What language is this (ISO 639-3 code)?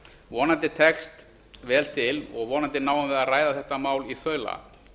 isl